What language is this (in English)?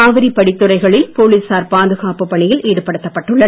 Tamil